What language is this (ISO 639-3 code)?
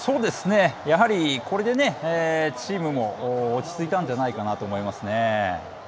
jpn